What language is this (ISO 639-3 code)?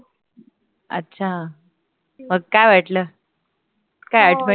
mar